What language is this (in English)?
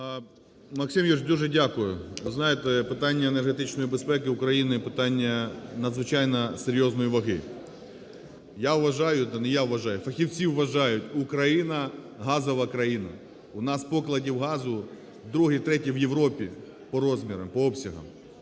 Ukrainian